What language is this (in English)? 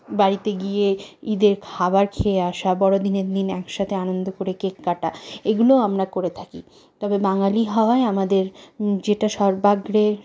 Bangla